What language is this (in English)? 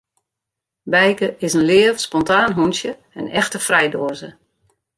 Western Frisian